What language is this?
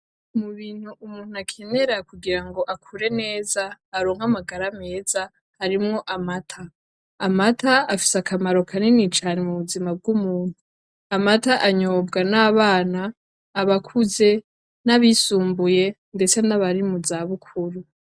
Rundi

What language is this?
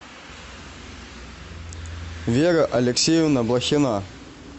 Russian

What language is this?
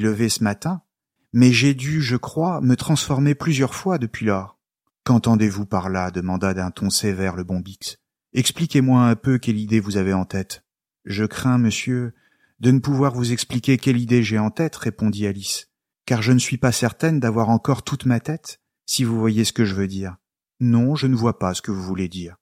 French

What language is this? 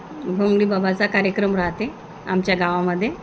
Marathi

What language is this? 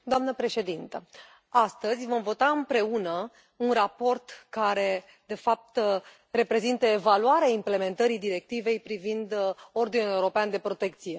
Romanian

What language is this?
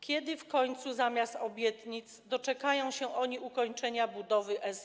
Polish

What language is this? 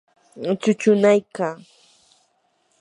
Yanahuanca Pasco Quechua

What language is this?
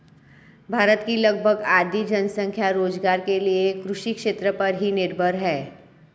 Hindi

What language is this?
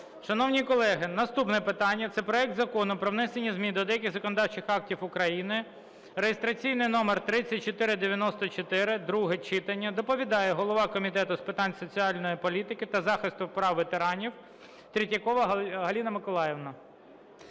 Ukrainian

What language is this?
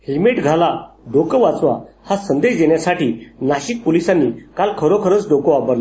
Marathi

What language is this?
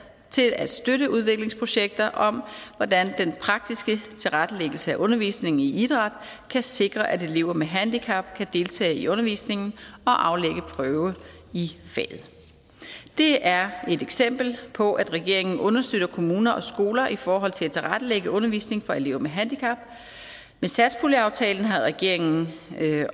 Danish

